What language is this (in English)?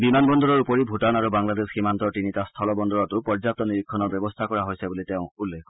Assamese